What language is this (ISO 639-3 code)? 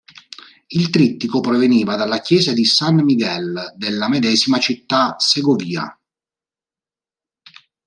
ita